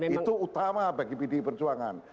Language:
Indonesian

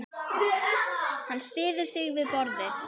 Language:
Icelandic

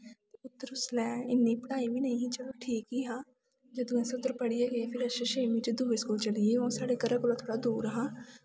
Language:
Dogri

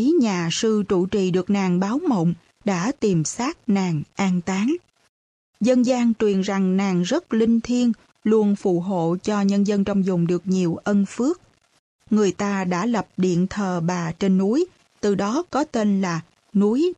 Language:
Vietnamese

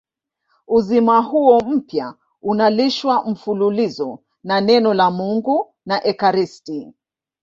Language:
Swahili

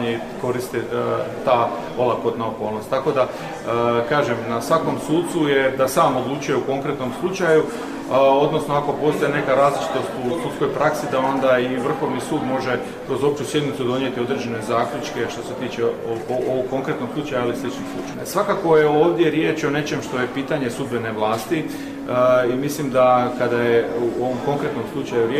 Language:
Croatian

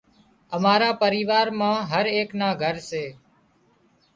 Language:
Wadiyara Koli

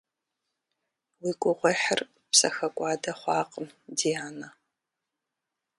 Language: Kabardian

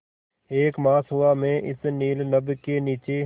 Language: Hindi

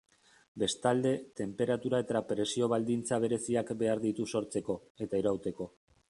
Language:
Basque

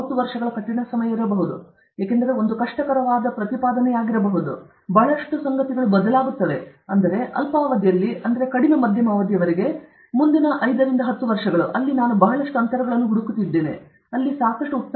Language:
Kannada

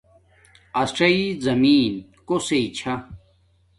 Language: Domaaki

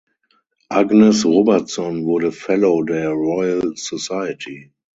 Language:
German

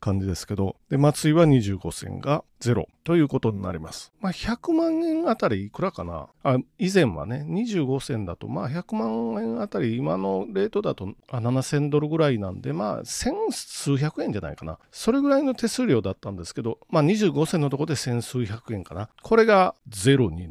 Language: Japanese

